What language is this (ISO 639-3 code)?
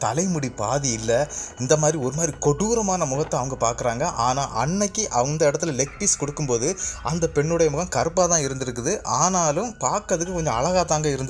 ara